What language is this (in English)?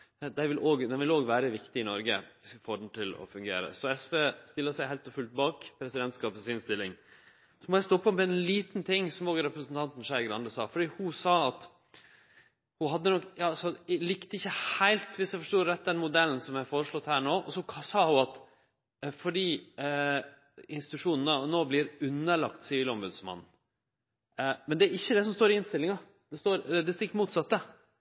Norwegian Nynorsk